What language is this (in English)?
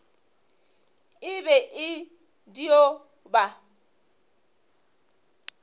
Northern Sotho